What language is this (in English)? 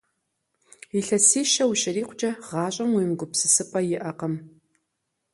Kabardian